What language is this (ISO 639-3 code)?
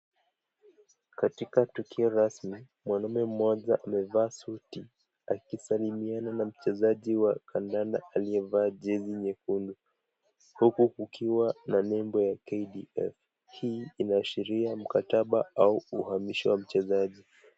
swa